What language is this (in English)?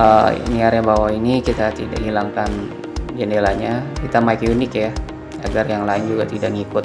Indonesian